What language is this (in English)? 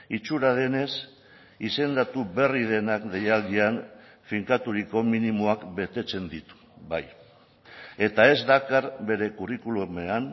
Basque